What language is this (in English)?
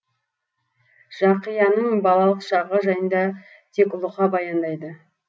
Kazakh